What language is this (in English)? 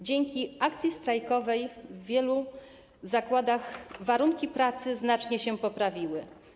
Polish